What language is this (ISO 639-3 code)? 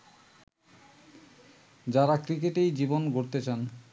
ben